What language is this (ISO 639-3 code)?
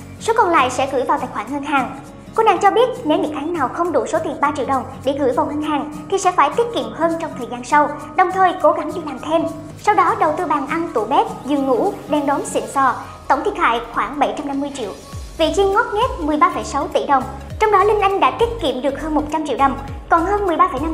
vie